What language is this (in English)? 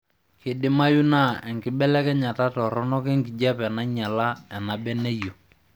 Masai